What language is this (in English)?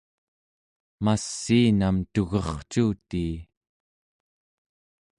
Central Yupik